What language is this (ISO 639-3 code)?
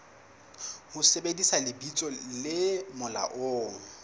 sot